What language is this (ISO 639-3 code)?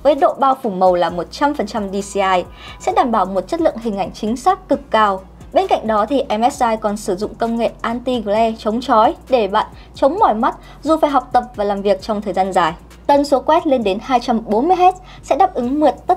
vie